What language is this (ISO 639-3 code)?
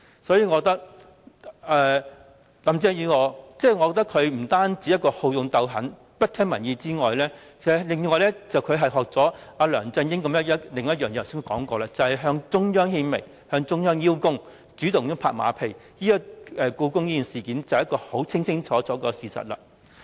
yue